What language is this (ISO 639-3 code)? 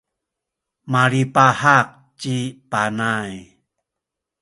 szy